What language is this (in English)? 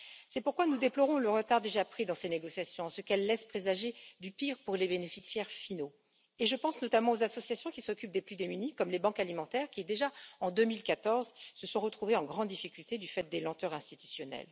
French